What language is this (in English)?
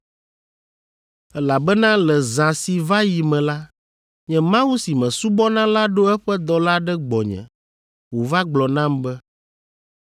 Ewe